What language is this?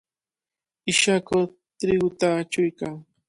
Cajatambo North Lima Quechua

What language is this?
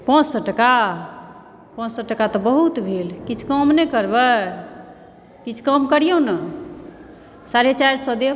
Maithili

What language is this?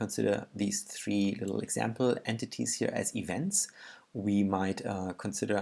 English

